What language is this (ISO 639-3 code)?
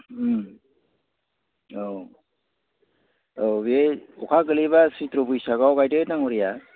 brx